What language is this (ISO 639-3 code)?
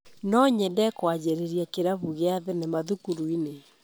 kik